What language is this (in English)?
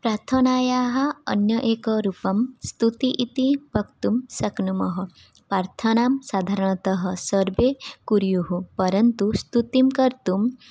Sanskrit